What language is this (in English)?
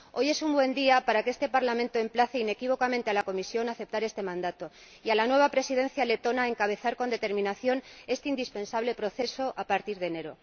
Spanish